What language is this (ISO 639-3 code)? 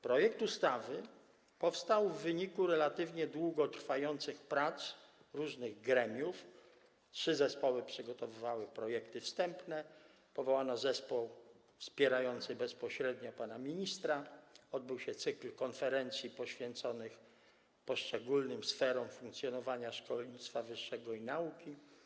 pol